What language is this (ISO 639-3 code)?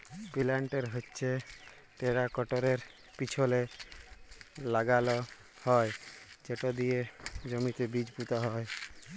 ben